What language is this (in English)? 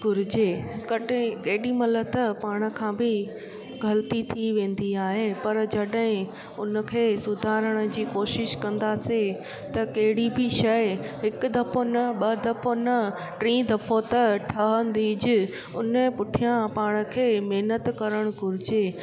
Sindhi